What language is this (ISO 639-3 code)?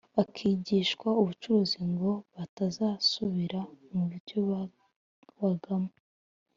kin